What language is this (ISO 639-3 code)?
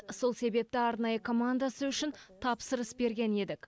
kaz